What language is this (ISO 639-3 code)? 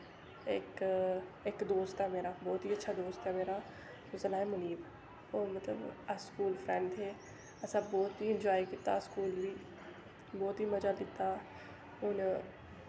doi